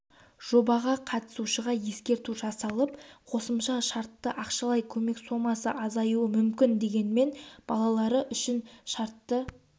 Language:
Kazakh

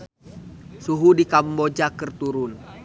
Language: Sundanese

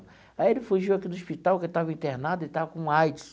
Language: Portuguese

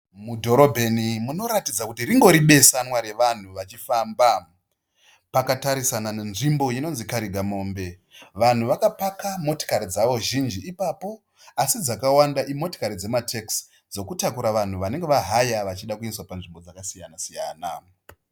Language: Shona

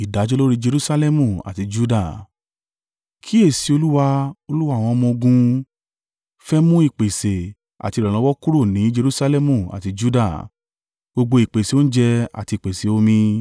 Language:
Yoruba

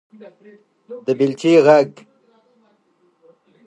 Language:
Pashto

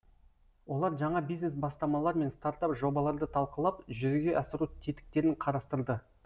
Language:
Kazakh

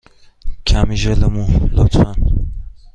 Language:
Persian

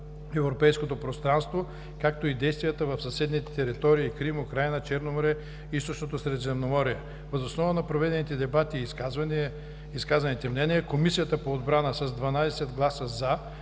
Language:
Bulgarian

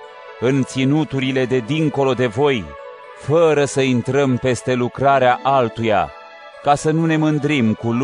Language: Romanian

